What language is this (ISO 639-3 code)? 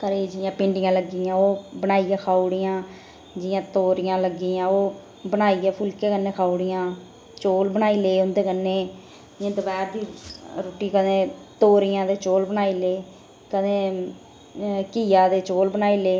doi